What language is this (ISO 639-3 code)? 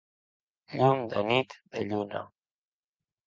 cat